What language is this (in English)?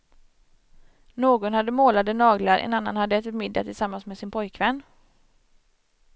Swedish